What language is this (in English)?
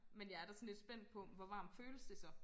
Danish